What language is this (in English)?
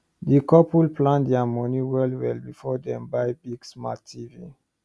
Nigerian Pidgin